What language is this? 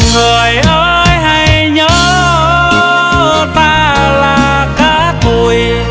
Vietnamese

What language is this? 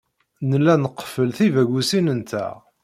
Kabyle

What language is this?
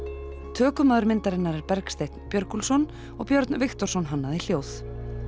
Icelandic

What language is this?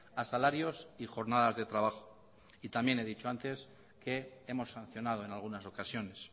Spanish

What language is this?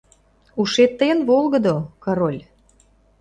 Mari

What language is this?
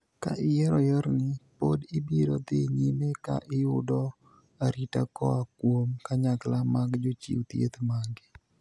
Luo (Kenya and Tanzania)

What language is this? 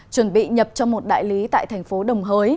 Vietnamese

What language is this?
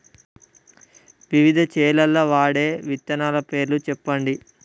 Telugu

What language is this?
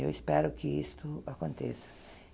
Portuguese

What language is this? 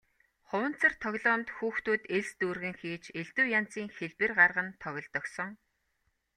Mongolian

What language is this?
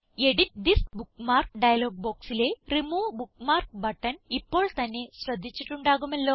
Malayalam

